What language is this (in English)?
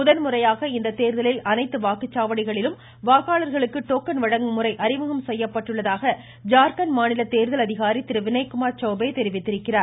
Tamil